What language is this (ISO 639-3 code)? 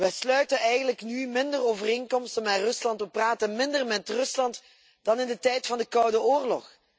nld